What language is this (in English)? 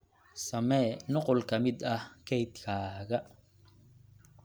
Somali